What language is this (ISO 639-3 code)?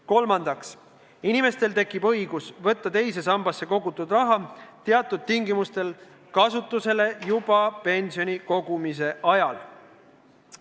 est